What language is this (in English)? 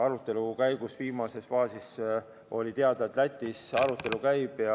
Estonian